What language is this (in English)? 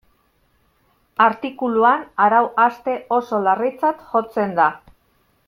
Basque